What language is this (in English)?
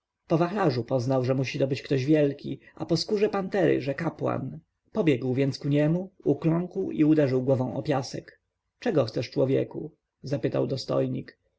Polish